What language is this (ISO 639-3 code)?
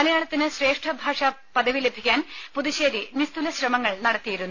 mal